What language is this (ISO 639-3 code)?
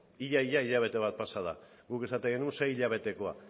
eus